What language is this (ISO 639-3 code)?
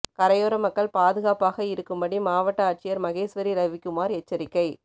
tam